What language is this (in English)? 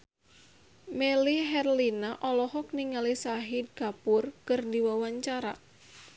Sundanese